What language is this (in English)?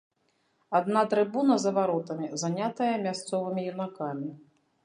Belarusian